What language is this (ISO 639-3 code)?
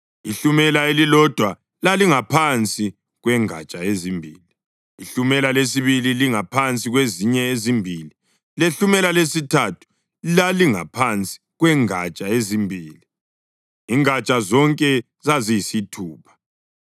nde